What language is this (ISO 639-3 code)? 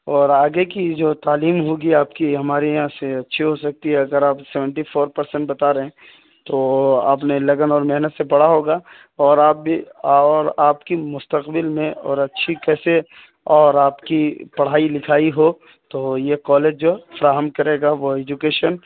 urd